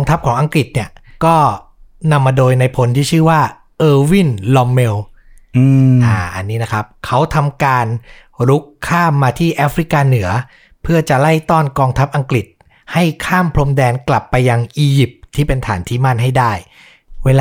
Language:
Thai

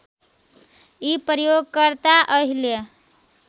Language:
Nepali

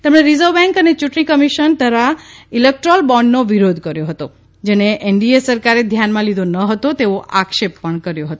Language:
Gujarati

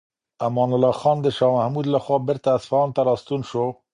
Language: Pashto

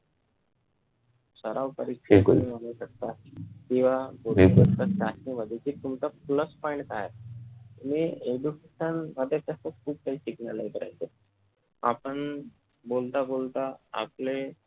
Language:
Marathi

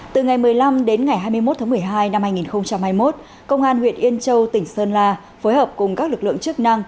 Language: Vietnamese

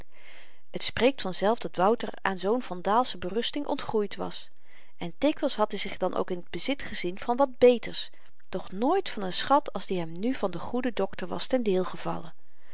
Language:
Dutch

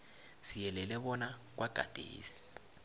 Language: South Ndebele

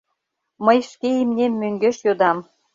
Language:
Mari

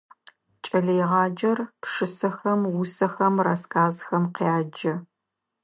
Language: Adyghe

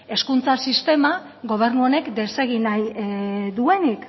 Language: Basque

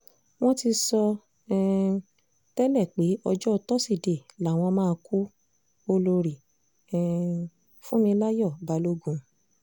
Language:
Yoruba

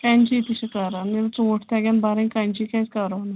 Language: Kashmiri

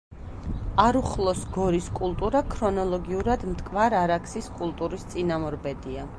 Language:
Georgian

